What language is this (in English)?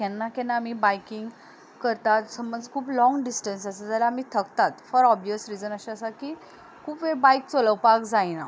Konkani